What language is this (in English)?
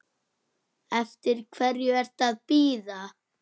Icelandic